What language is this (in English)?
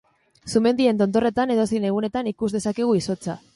Basque